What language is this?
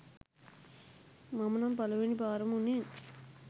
Sinhala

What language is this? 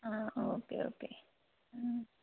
Malayalam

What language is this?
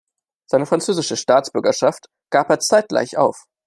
German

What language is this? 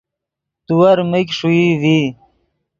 Yidgha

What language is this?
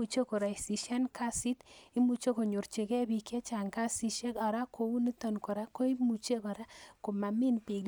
Kalenjin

